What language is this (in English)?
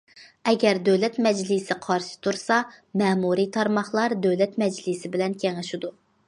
Uyghur